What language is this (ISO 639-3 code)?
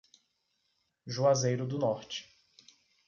por